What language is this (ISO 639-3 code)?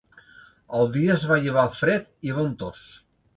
cat